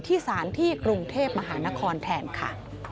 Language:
Thai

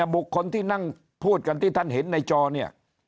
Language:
Thai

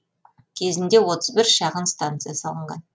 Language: Kazakh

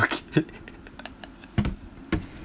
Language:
English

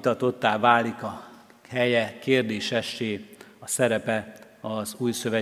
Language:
Hungarian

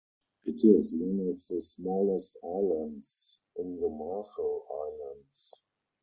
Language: English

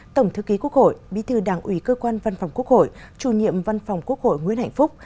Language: Vietnamese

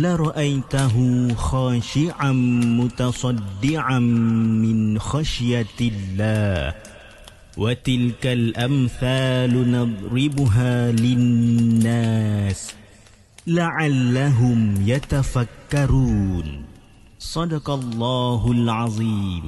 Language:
Malay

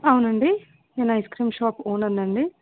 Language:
Telugu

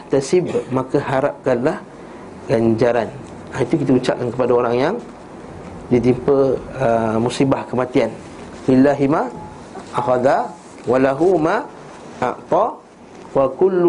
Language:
Malay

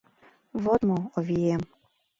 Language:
Mari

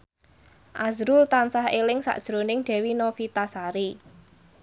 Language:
Javanese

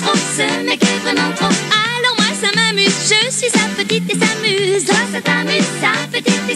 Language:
Romanian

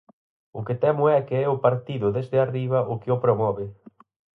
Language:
Galician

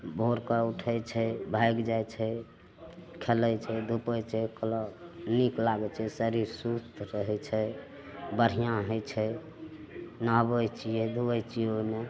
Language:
Maithili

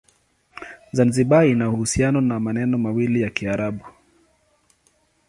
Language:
Swahili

